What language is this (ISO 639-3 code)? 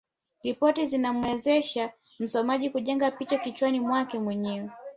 swa